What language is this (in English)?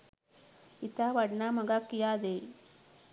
Sinhala